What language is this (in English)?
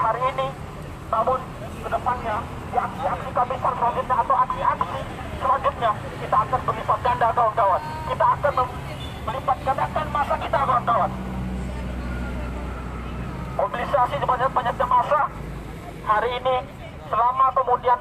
Indonesian